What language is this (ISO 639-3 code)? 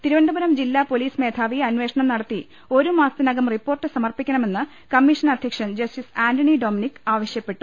mal